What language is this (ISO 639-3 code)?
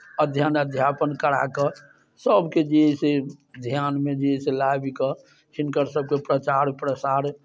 mai